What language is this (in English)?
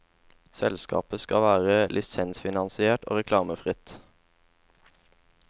Norwegian